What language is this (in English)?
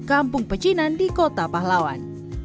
Indonesian